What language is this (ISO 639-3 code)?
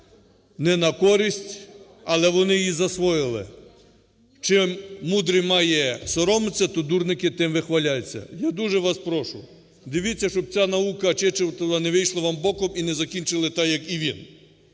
ukr